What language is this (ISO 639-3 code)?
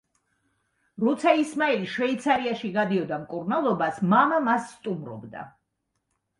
kat